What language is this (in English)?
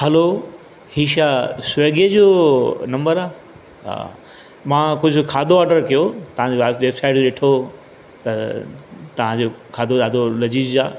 Sindhi